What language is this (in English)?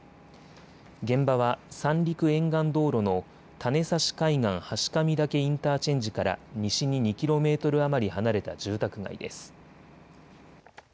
Japanese